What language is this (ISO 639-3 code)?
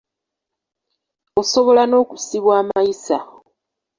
lug